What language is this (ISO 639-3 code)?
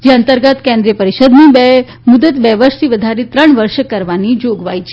guj